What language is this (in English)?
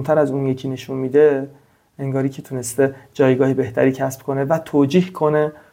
Persian